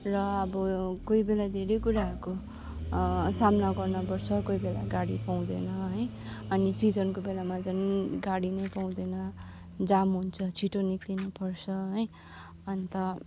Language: Nepali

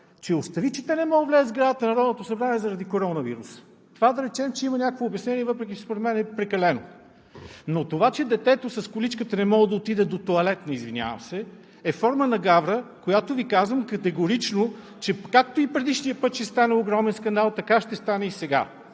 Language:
Bulgarian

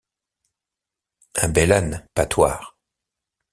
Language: French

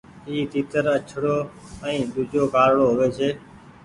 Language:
Goaria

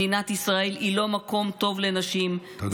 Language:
Hebrew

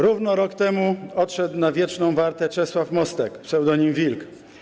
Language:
Polish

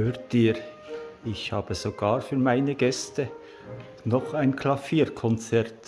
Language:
German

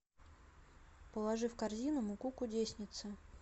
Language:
Russian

